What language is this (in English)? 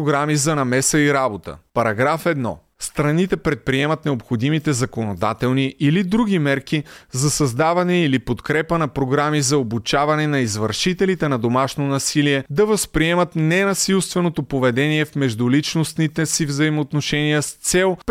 Bulgarian